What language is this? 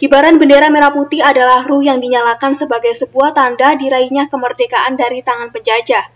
Indonesian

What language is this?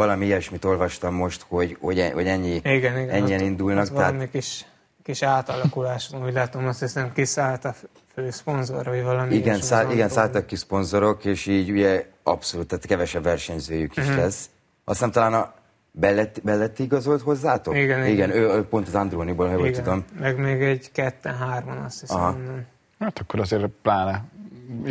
Hungarian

